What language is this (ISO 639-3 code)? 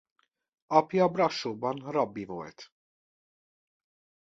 hun